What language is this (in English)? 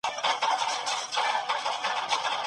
Pashto